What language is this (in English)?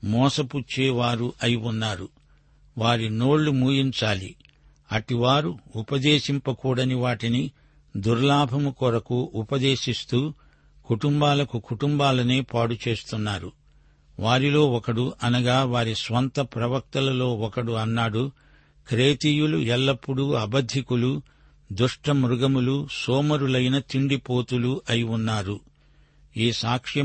Telugu